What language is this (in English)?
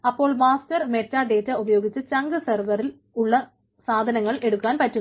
Malayalam